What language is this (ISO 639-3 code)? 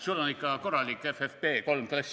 est